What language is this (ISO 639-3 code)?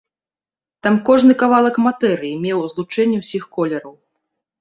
bel